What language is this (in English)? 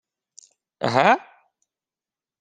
Ukrainian